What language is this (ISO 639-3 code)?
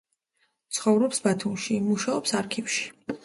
kat